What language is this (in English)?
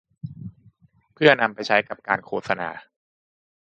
Thai